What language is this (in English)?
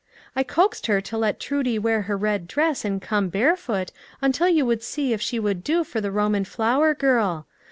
English